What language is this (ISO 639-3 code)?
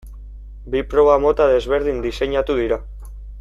eus